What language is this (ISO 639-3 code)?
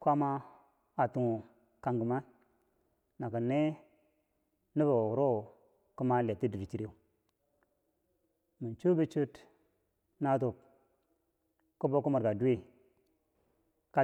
bsj